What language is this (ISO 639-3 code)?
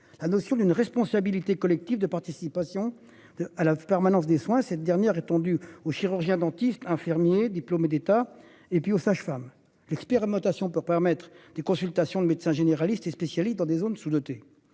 fra